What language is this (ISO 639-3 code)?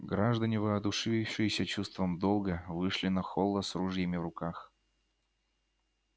rus